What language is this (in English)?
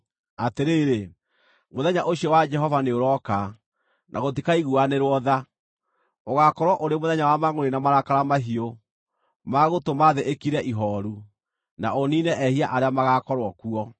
Kikuyu